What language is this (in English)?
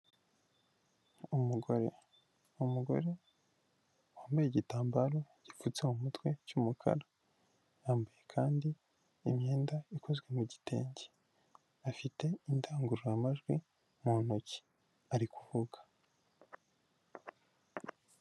Kinyarwanda